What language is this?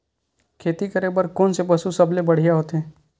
Chhattisgarhi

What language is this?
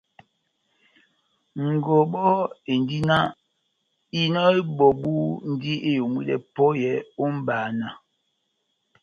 Batanga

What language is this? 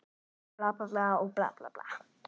Icelandic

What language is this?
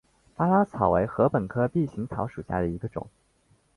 Chinese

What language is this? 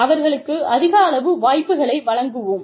Tamil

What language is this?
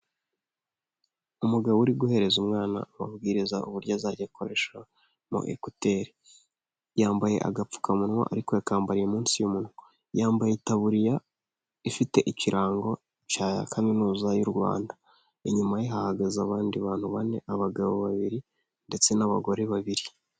Kinyarwanda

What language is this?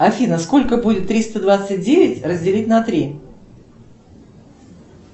Russian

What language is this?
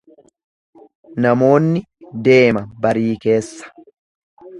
Oromo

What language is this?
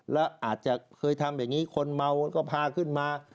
Thai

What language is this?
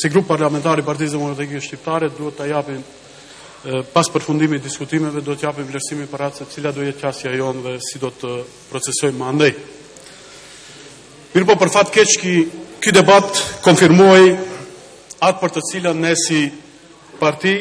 Romanian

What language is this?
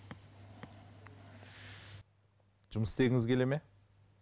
Kazakh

